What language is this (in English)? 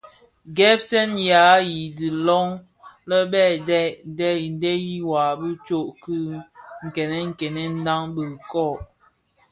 Bafia